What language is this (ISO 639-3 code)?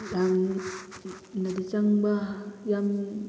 mni